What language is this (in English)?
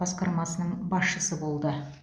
Kazakh